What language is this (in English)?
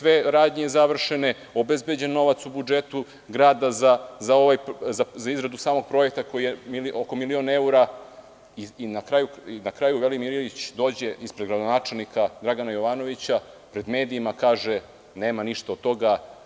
Serbian